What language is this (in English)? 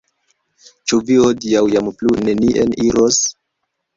Esperanto